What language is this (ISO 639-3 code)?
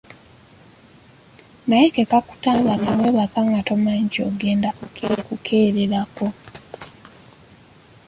lug